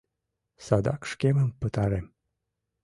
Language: Mari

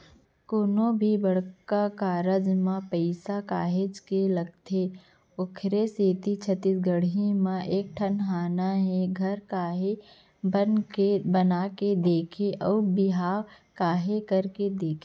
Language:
Chhattisgarhi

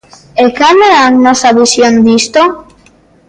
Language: Galician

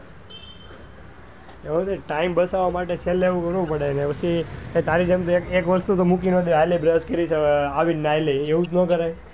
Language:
Gujarati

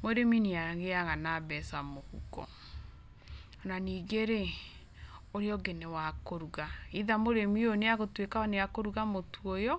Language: Kikuyu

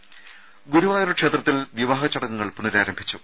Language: Malayalam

